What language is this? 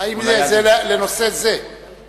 Hebrew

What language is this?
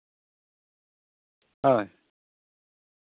Santali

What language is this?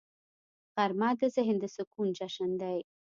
Pashto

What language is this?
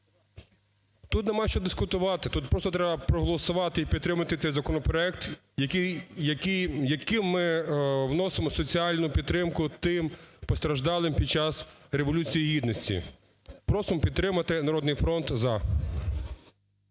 Ukrainian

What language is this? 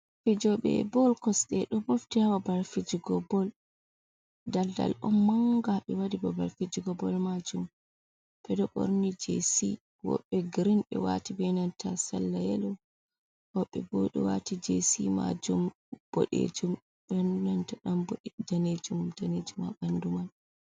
Fula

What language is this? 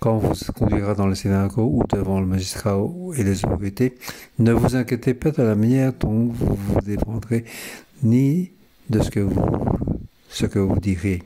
French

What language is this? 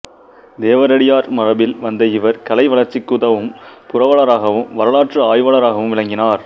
Tamil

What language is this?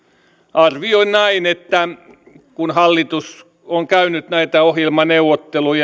Finnish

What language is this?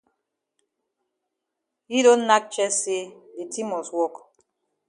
Cameroon Pidgin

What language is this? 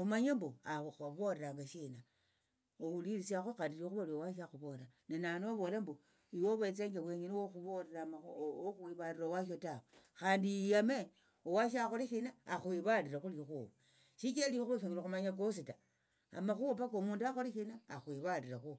Tsotso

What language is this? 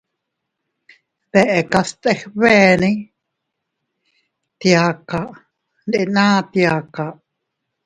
Teutila Cuicatec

